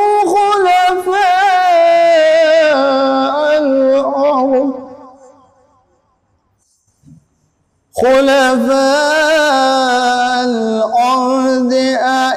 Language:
Arabic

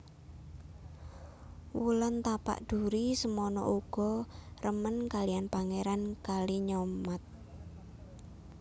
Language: Javanese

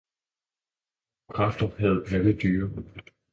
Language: Danish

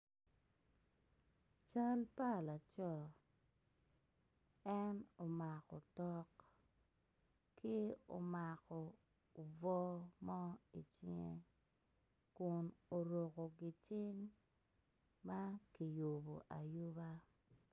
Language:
Acoli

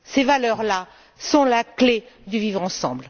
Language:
French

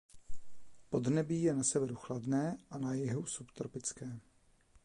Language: Czech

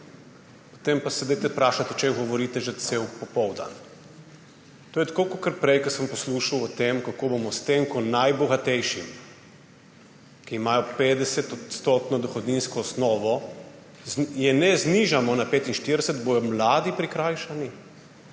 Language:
Slovenian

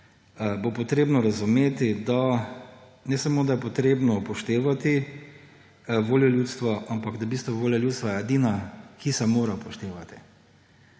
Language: Slovenian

